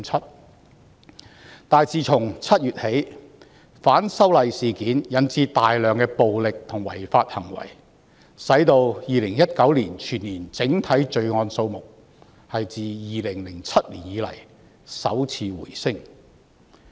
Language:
Cantonese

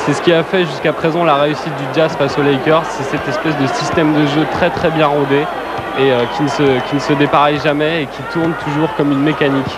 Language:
French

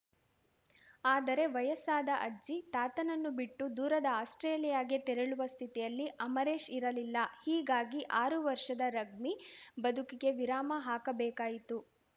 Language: Kannada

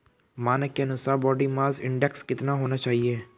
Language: Hindi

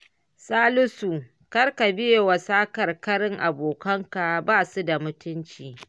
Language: Hausa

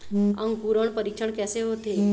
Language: Chhattisgarhi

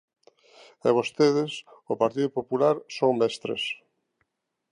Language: Galician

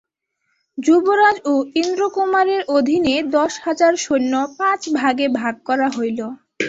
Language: Bangla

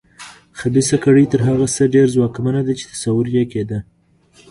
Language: Pashto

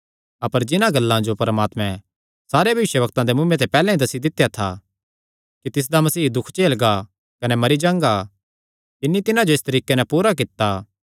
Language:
Kangri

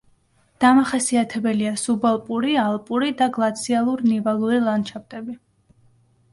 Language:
Georgian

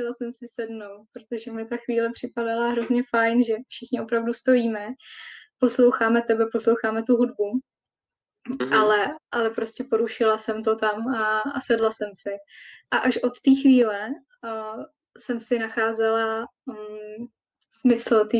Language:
Czech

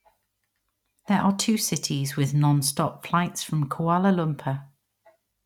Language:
English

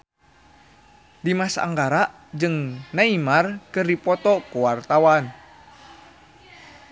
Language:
Sundanese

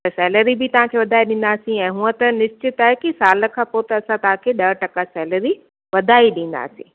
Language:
Sindhi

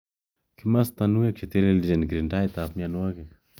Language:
Kalenjin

